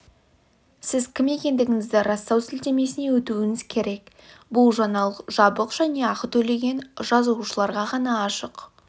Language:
Kazakh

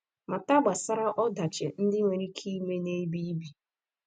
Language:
Igbo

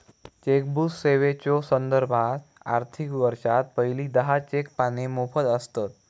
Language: Marathi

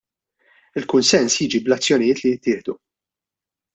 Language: Maltese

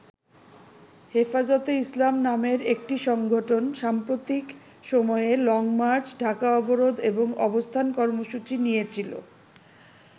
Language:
Bangla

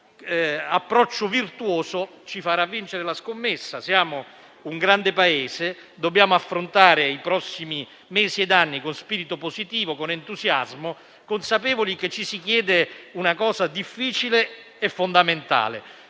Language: Italian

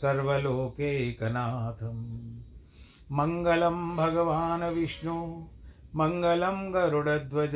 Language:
Hindi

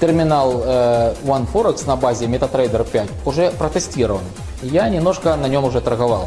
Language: Russian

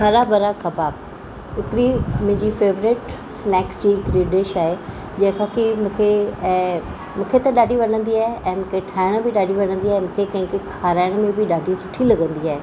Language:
Sindhi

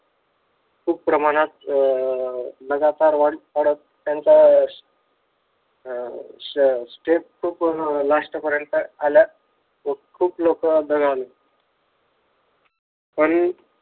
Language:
Marathi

